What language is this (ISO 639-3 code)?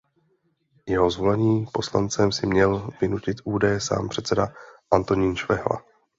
ces